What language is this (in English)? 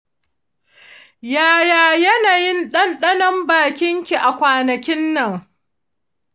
Hausa